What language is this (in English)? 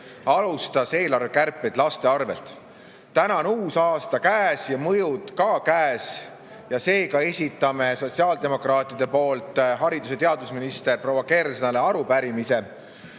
Estonian